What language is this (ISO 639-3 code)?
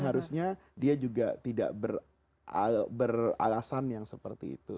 ind